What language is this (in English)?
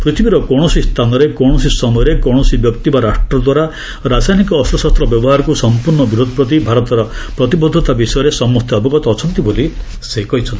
Odia